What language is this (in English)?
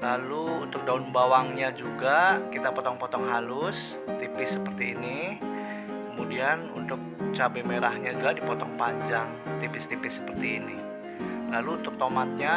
Indonesian